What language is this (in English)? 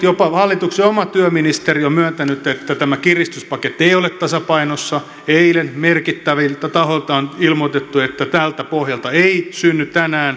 Finnish